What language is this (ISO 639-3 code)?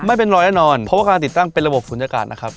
tha